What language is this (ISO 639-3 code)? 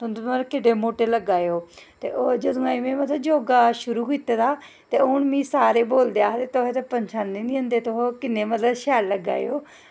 doi